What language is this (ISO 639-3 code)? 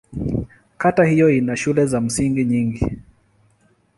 swa